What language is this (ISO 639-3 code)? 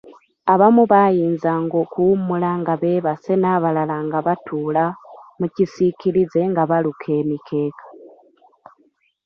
lug